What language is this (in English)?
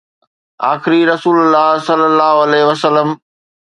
Sindhi